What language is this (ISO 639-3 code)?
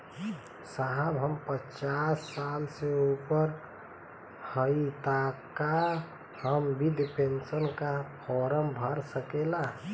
bho